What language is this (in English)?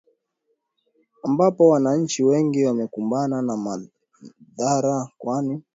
Swahili